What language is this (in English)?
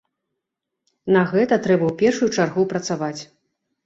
Belarusian